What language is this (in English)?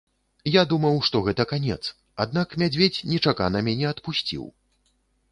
Belarusian